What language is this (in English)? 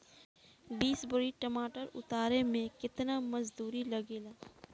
Bhojpuri